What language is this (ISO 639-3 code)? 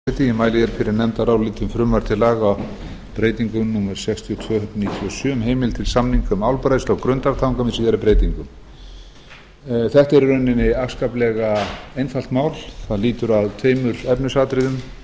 isl